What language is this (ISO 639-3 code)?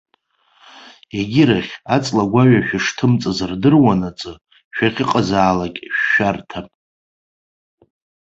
abk